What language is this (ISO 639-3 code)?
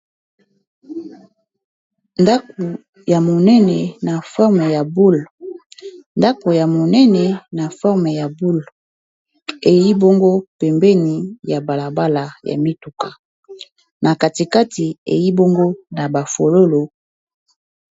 lin